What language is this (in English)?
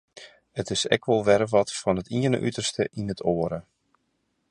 Western Frisian